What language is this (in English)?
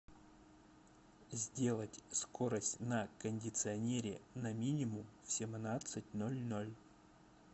Russian